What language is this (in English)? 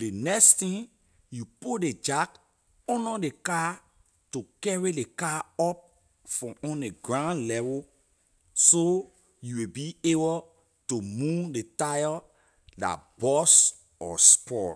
Liberian English